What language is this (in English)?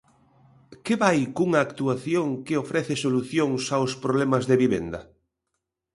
Galician